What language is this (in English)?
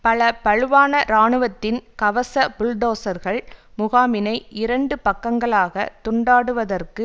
Tamil